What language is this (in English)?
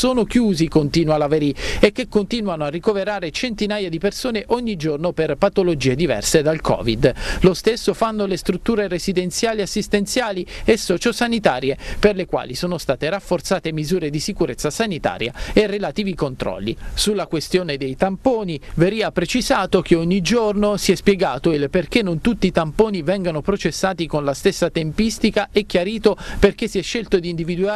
Italian